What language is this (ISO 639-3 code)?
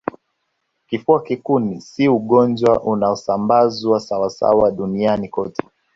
swa